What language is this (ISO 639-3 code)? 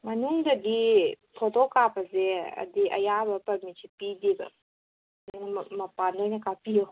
mni